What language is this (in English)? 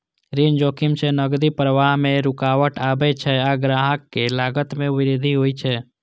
Maithili